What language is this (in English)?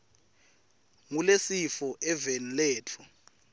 Swati